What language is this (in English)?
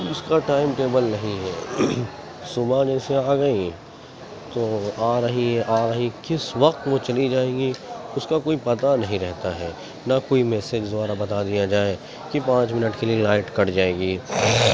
Urdu